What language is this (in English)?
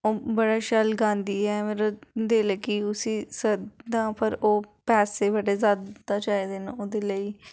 Dogri